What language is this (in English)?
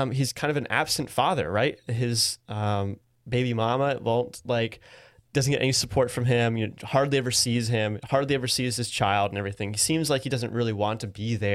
English